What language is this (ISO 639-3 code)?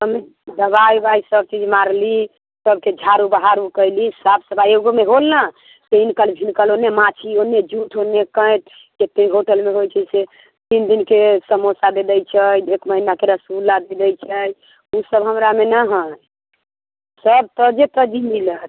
mai